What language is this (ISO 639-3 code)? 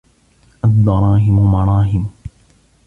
ara